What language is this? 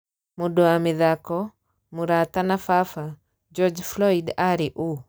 Kikuyu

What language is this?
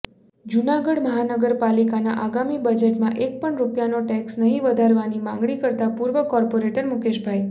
Gujarati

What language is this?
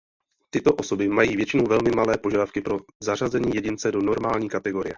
Czech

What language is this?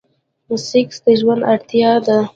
Pashto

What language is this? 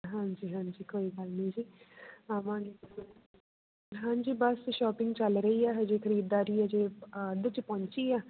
Punjabi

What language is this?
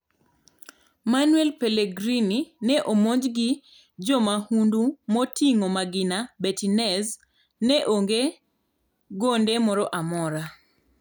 Luo (Kenya and Tanzania)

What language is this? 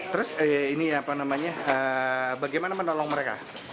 Indonesian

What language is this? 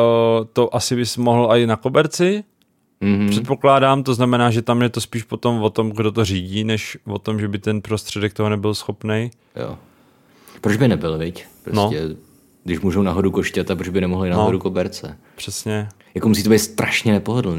Czech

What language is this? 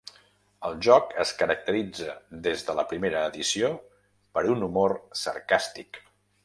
Catalan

